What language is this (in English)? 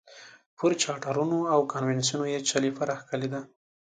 Pashto